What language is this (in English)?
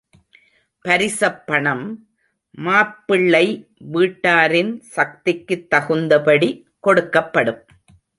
Tamil